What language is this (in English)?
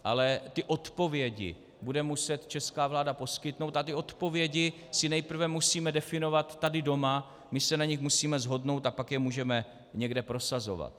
Czech